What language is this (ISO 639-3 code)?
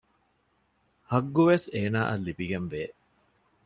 div